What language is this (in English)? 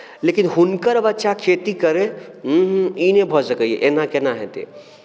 Maithili